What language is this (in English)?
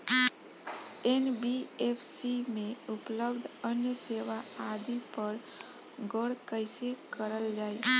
Bhojpuri